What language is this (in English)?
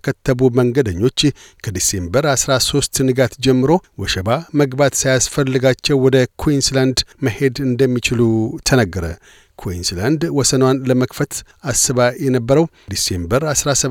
Amharic